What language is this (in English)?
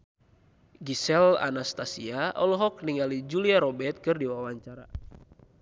Sundanese